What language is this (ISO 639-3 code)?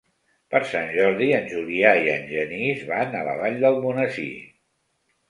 cat